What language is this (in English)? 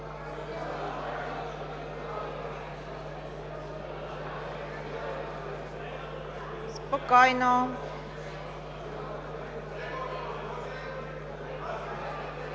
Bulgarian